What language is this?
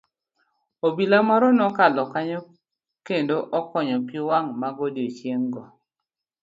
Luo (Kenya and Tanzania)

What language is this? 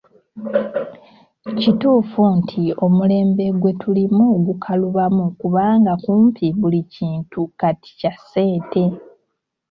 Ganda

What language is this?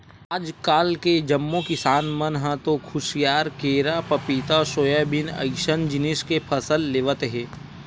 Chhattisgarhi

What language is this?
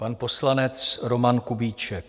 Czech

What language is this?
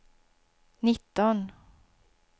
Swedish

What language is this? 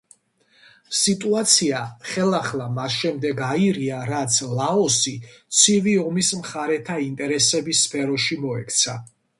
Georgian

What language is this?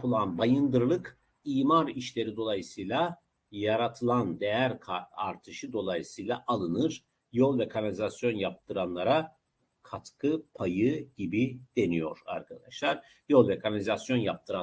Turkish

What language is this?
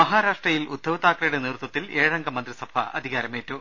Malayalam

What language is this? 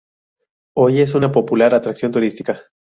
Spanish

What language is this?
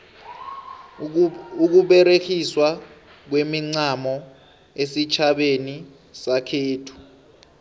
South Ndebele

